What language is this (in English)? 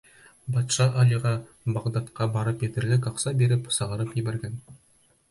Bashkir